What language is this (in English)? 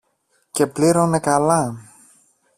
Greek